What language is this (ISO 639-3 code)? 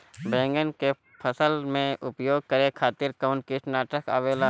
bho